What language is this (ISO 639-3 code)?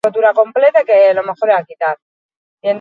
eus